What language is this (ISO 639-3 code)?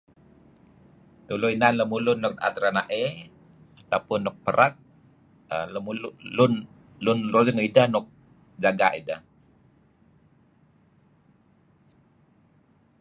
kzi